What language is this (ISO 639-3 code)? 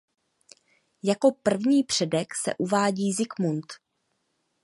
ces